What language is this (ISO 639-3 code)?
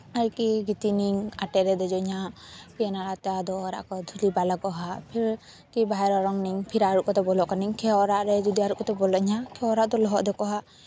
sat